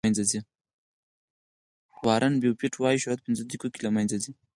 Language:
Pashto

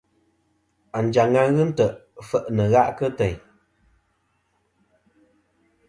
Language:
Kom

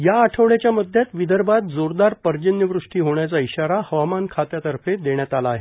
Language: Marathi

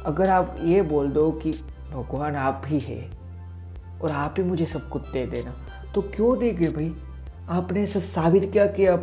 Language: Hindi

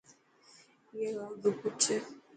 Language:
Dhatki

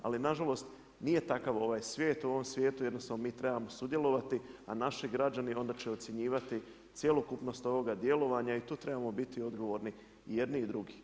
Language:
Croatian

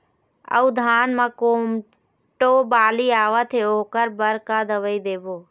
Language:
Chhattisgarhi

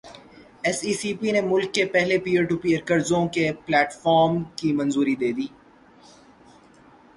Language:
Urdu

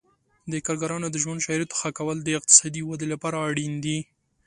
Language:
Pashto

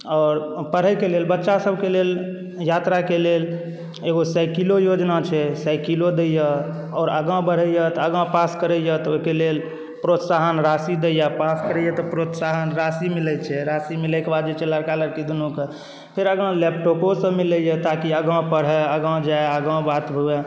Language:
Maithili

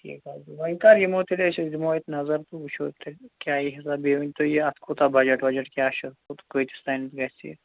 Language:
Kashmiri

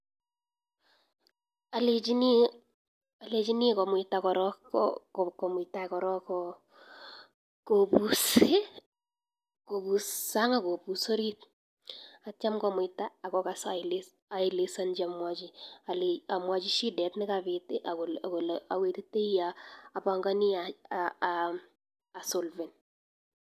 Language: Kalenjin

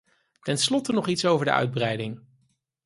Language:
Dutch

